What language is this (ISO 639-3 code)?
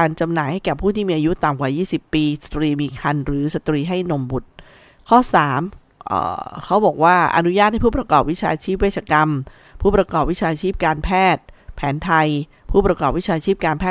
tha